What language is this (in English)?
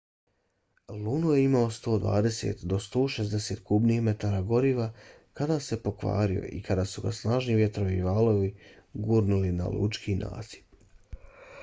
Bosnian